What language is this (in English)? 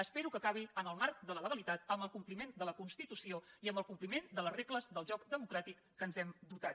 Catalan